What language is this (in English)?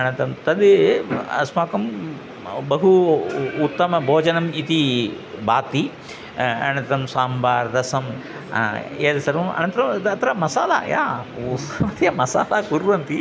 Sanskrit